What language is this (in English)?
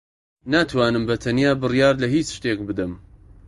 Central Kurdish